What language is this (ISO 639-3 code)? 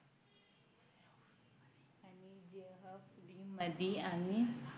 mar